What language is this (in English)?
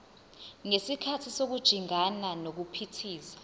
Zulu